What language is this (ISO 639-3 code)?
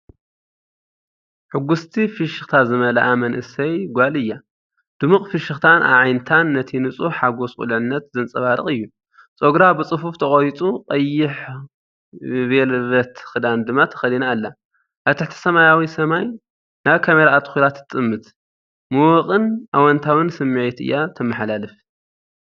tir